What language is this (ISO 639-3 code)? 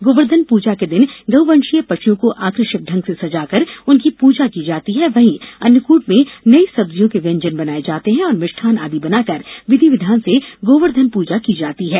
hin